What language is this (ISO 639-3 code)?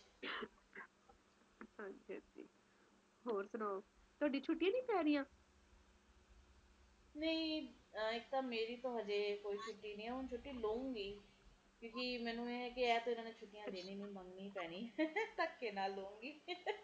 pan